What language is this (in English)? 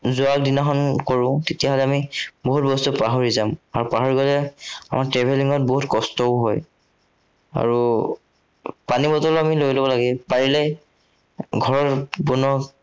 Assamese